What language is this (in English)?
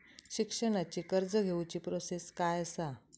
Marathi